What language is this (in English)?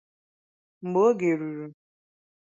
Igbo